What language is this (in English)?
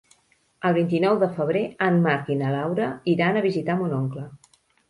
Catalan